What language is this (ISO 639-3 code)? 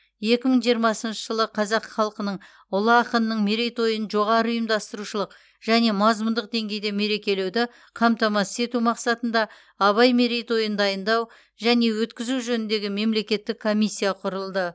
kaz